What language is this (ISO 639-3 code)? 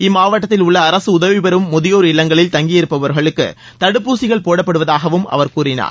tam